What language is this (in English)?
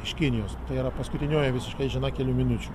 Lithuanian